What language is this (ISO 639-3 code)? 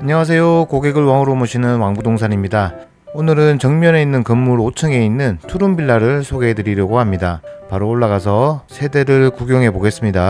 kor